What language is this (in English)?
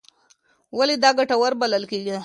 Pashto